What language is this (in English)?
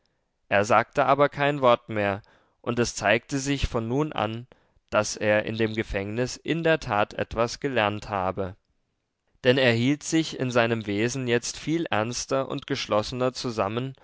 German